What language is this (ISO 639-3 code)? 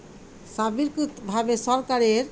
ben